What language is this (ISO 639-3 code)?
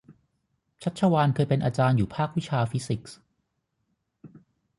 tha